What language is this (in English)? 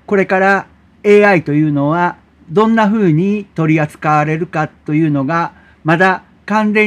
Japanese